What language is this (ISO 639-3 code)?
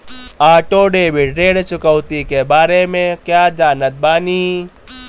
bho